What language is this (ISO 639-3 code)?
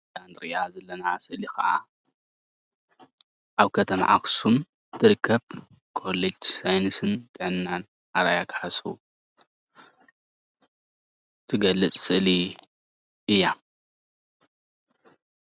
tir